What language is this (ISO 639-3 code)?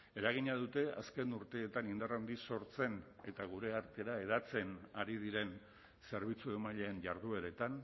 eus